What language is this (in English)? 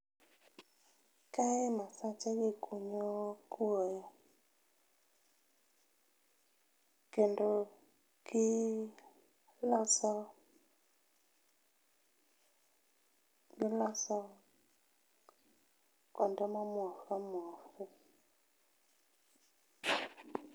Luo (Kenya and Tanzania)